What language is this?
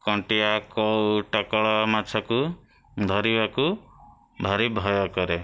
Odia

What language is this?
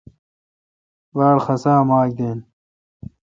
Kalkoti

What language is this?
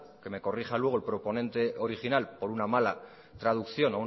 Spanish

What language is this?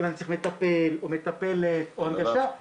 Hebrew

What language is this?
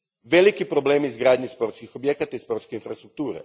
Croatian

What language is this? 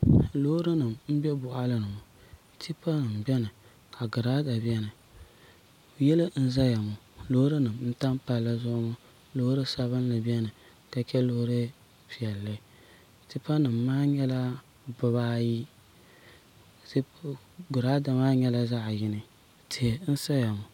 Dagbani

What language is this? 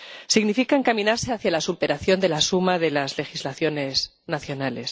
Spanish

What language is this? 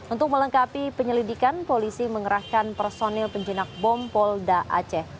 Indonesian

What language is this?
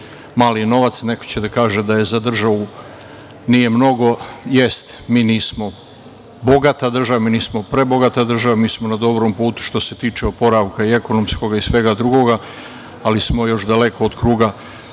Serbian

